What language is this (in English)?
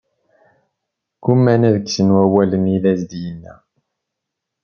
Kabyle